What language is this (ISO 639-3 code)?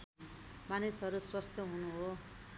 nep